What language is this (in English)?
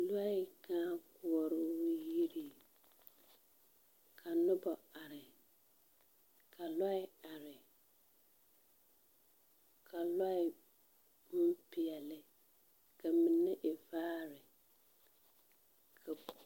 Southern Dagaare